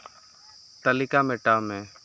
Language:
Santali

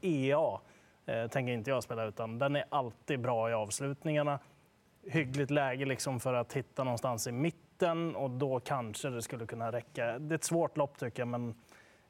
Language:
Swedish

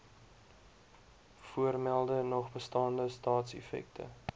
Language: Afrikaans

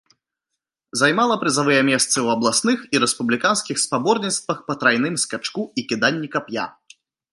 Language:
Belarusian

